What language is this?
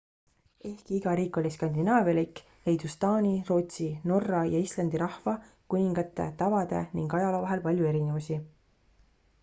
Estonian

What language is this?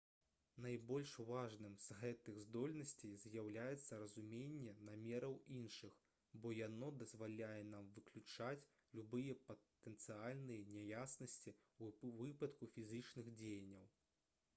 Belarusian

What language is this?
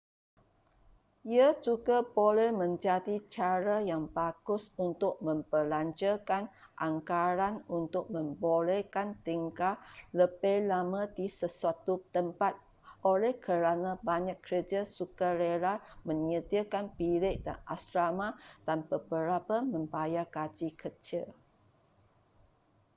Malay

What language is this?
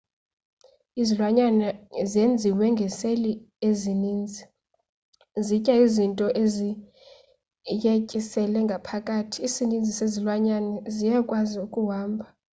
Xhosa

